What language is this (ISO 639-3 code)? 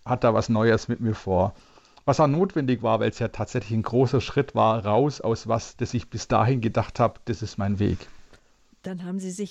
deu